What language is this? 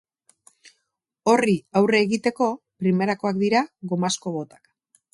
Basque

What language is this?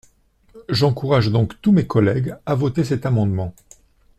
French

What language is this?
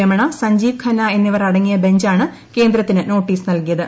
Malayalam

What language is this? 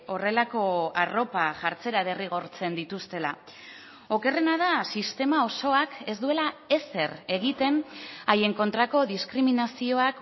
Basque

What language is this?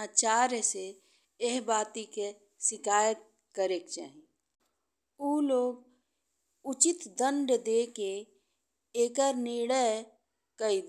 Bhojpuri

